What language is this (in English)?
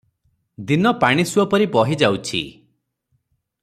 Odia